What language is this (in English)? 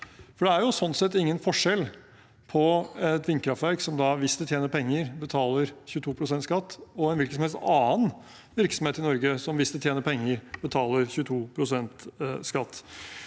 Norwegian